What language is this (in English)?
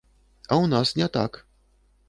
Belarusian